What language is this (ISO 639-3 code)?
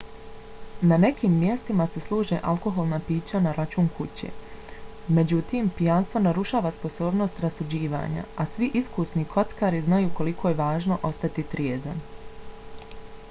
bos